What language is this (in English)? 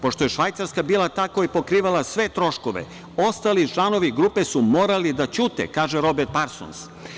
Serbian